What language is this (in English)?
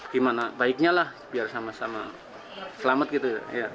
Indonesian